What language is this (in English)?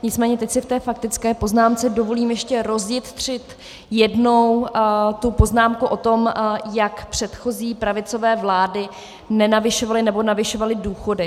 Czech